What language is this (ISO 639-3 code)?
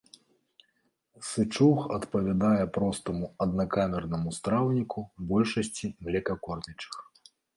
bel